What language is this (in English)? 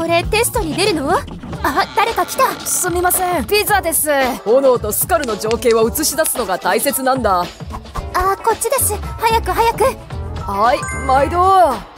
Japanese